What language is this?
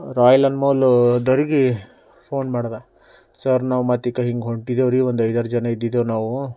Kannada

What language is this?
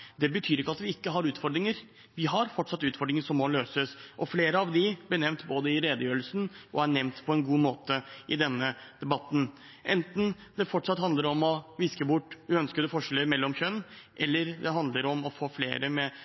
Norwegian Bokmål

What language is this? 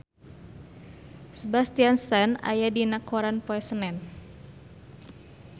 Sundanese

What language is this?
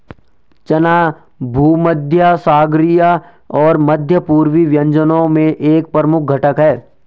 Hindi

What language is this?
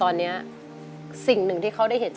Thai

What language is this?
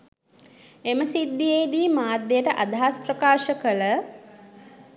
Sinhala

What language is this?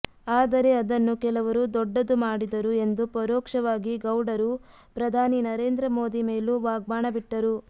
Kannada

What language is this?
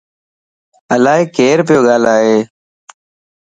Lasi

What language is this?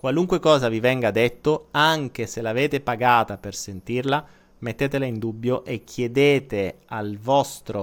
Italian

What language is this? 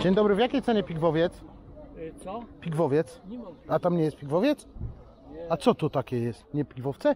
Polish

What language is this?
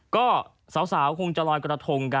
Thai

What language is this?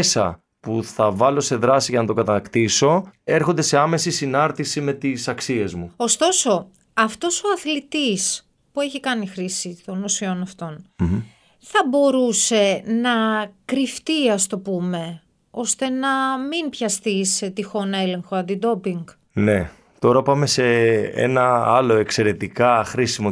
Greek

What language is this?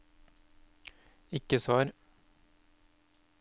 Norwegian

